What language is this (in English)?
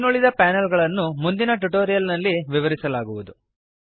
Kannada